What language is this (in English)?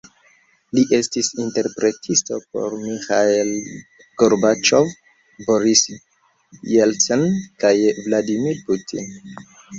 Esperanto